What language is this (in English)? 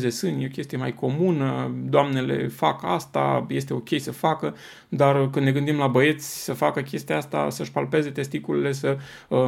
Romanian